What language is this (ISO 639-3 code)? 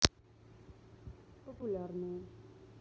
rus